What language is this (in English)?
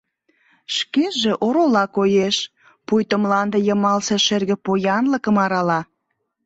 Mari